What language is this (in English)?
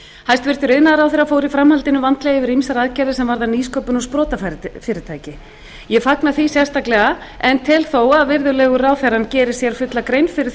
Icelandic